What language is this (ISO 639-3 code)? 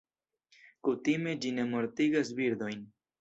epo